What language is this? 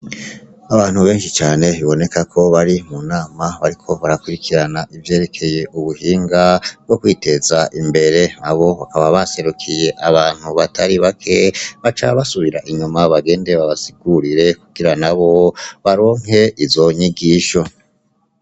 Rundi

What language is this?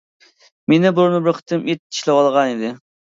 Uyghur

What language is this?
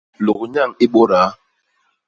Basaa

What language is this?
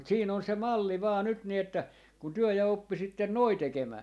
Finnish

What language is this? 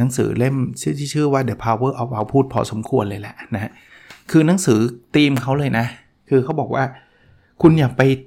Thai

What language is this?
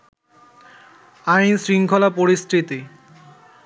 Bangla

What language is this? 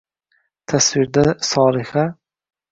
Uzbek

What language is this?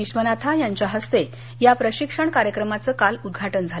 Marathi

